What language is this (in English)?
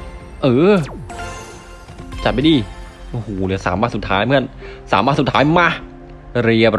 Thai